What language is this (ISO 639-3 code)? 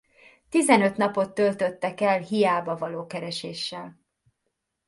hun